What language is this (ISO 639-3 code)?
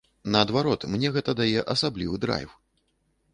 bel